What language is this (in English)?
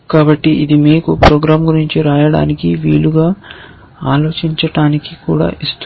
Telugu